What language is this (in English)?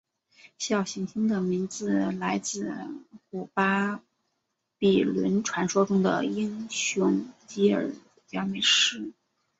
Chinese